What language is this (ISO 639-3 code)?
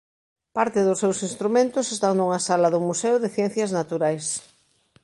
glg